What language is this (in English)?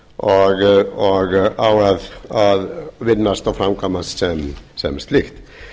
Icelandic